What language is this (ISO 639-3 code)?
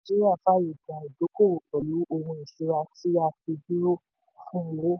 yor